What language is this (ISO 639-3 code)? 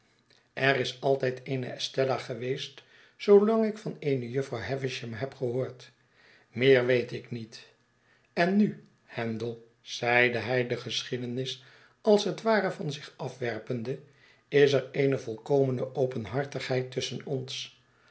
nld